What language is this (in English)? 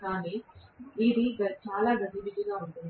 Telugu